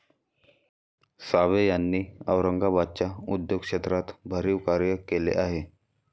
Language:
Marathi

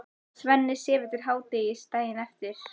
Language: Icelandic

